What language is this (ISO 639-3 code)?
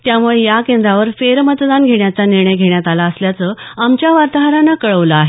mar